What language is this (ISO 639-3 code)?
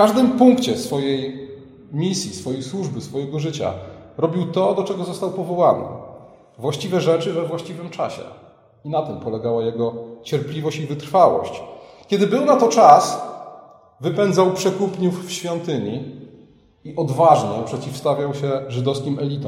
pol